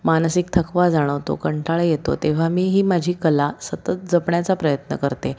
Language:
Marathi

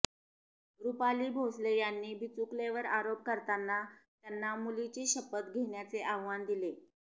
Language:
Marathi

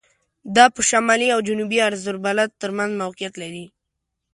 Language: Pashto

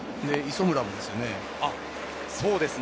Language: Japanese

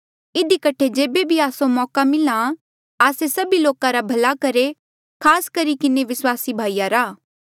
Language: Mandeali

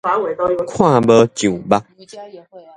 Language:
Min Nan Chinese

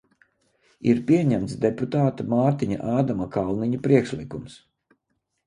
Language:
Latvian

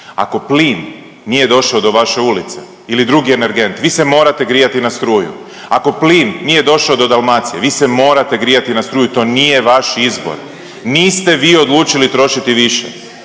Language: Croatian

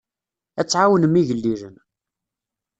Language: Kabyle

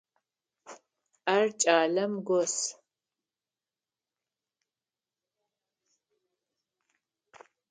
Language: Adyghe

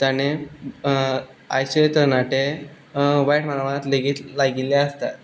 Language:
Konkani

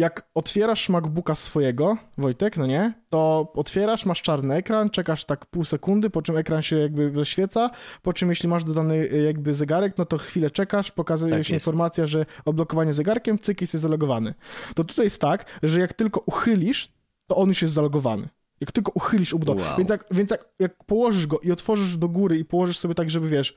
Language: Polish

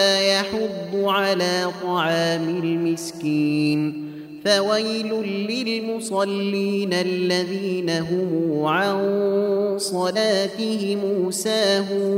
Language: Arabic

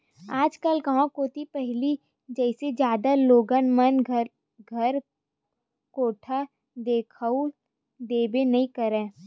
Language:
Chhattisgarhi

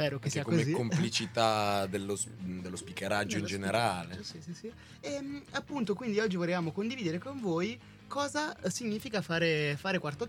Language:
Italian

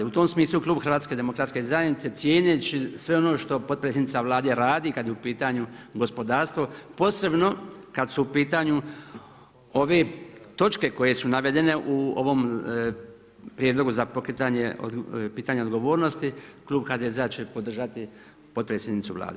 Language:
Croatian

